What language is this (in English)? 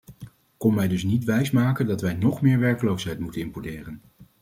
Dutch